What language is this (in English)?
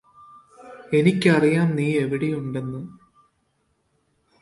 Malayalam